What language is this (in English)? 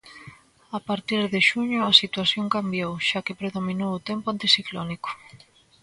Galician